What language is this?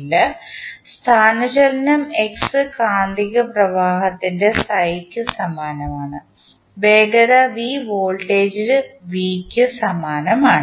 Malayalam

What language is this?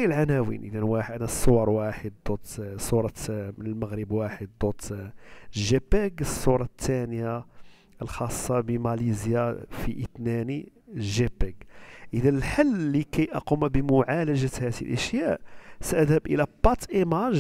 Arabic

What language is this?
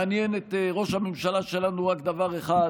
Hebrew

